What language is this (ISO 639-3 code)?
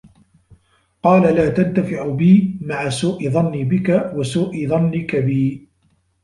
ara